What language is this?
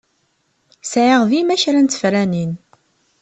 Kabyle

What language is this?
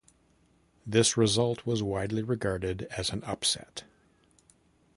English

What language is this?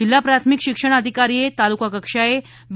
Gujarati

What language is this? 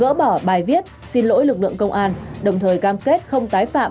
Vietnamese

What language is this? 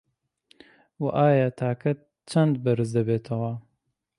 Central Kurdish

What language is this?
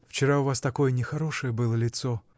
Russian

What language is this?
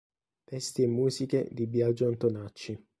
Italian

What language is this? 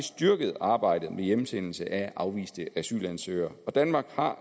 Danish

